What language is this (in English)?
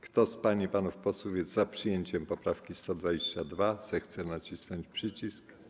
Polish